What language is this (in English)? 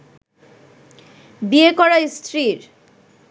Bangla